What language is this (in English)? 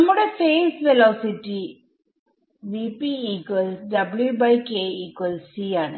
Malayalam